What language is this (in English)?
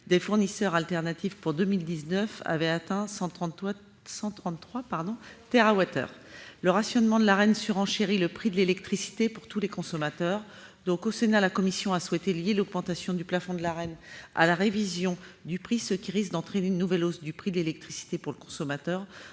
French